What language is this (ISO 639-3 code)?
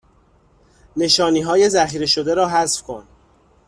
fas